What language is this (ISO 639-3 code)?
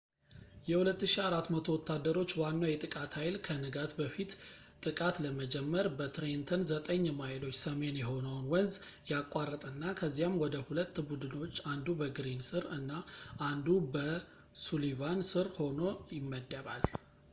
amh